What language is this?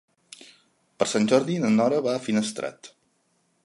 Catalan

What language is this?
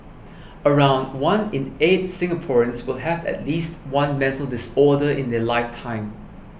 English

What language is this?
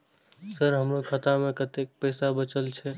Maithili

